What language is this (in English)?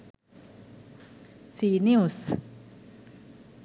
Sinhala